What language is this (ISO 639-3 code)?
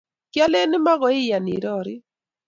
kln